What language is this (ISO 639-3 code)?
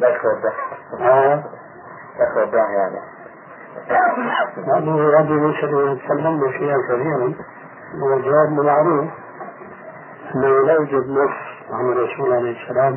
ara